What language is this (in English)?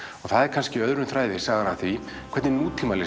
Icelandic